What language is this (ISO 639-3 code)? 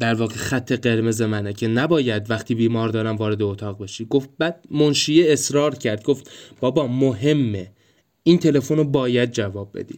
fas